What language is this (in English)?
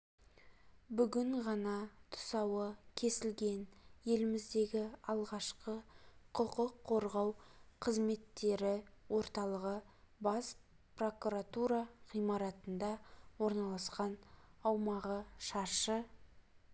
Kazakh